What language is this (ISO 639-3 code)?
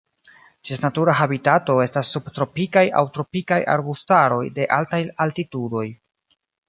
epo